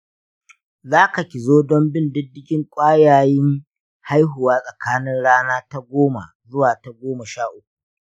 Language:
Hausa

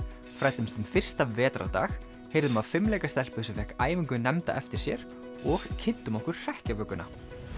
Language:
Icelandic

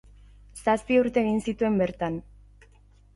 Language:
Basque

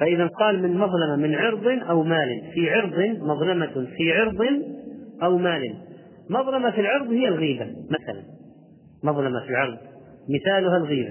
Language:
Arabic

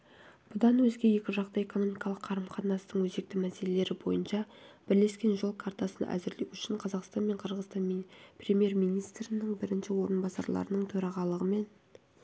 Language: Kazakh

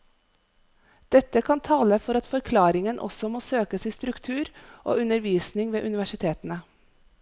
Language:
Norwegian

